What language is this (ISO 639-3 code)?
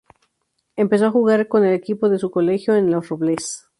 spa